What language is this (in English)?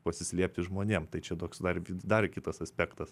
Lithuanian